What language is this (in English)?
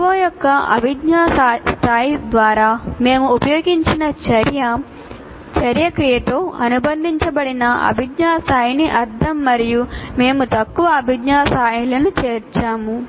Telugu